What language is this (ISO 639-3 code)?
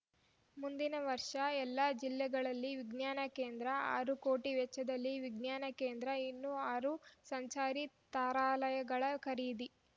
kan